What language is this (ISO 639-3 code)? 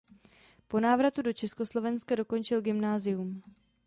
ces